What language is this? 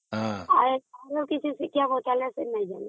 Odia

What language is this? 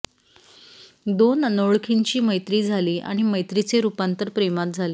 Marathi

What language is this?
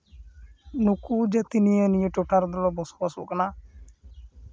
Santali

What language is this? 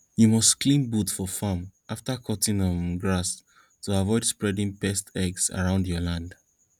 Nigerian Pidgin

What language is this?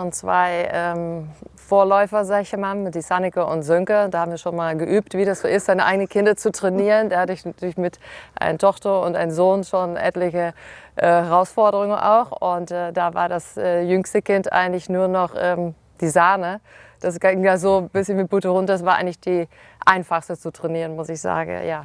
German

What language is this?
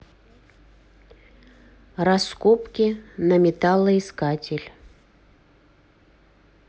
Russian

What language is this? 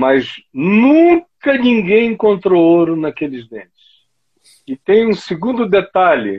Portuguese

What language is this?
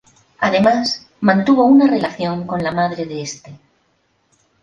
Spanish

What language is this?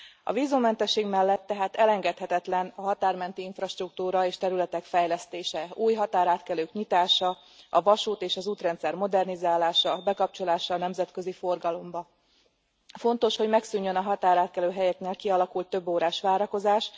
Hungarian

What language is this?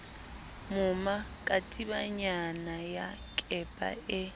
Southern Sotho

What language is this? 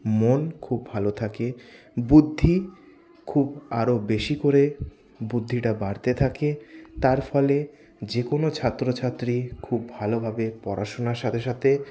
Bangla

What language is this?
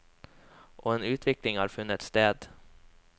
Norwegian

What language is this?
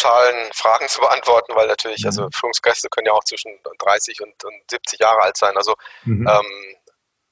German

